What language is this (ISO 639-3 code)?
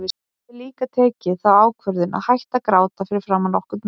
isl